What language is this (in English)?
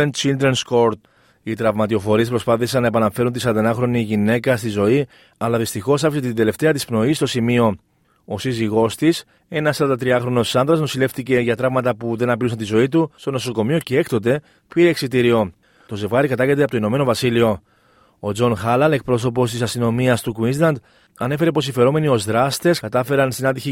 Greek